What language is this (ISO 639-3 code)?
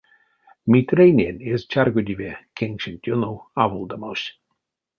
myv